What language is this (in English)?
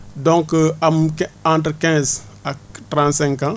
Wolof